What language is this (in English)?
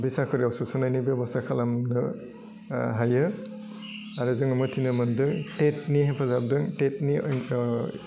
Bodo